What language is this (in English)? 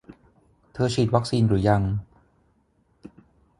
Thai